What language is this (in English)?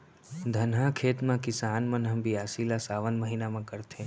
Chhattisgarhi